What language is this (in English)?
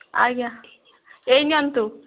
Odia